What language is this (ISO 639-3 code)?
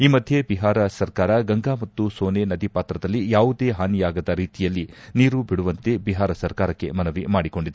kan